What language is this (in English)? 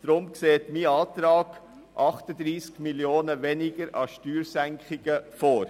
Swiss German